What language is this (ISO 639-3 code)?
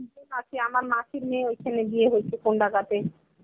ben